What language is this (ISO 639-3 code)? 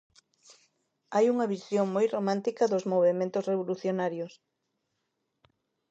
glg